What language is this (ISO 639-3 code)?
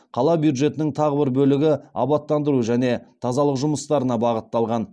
kaz